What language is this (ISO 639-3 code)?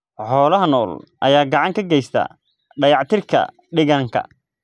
som